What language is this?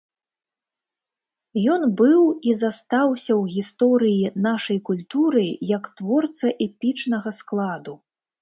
Belarusian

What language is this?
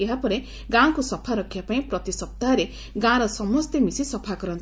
Odia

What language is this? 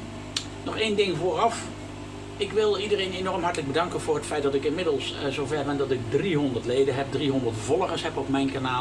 Dutch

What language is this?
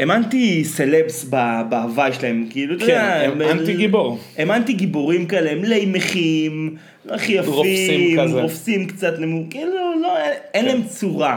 Hebrew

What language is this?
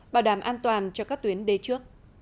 Vietnamese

